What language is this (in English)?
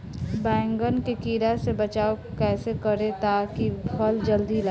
Bhojpuri